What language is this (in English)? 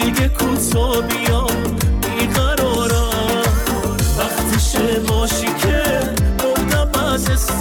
Persian